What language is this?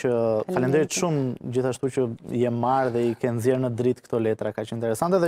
Romanian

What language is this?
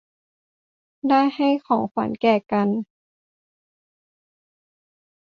Thai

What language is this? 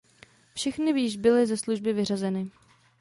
Czech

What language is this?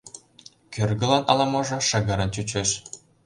Mari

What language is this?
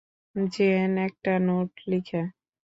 Bangla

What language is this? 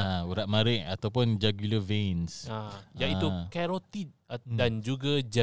Malay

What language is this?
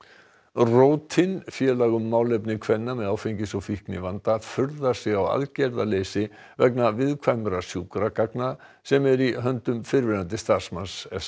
Icelandic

